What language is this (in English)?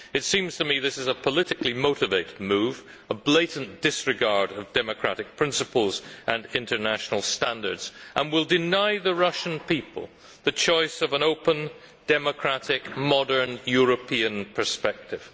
English